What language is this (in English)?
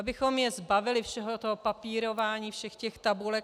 Czech